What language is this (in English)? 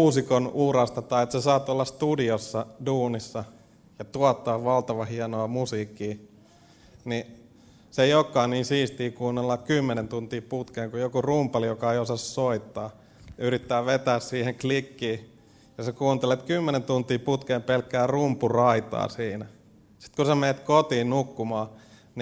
Finnish